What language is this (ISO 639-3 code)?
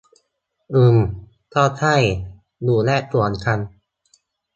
tha